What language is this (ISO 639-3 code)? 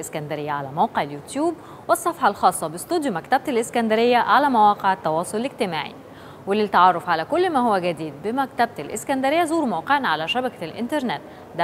ara